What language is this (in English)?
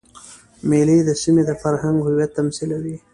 Pashto